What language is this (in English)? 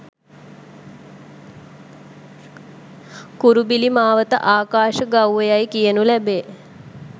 Sinhala